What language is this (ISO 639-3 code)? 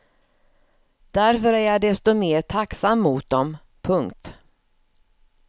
swe